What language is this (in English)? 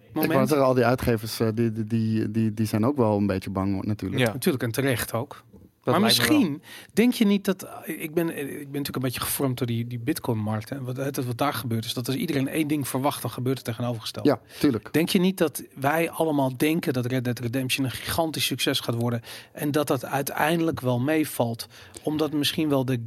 Dutch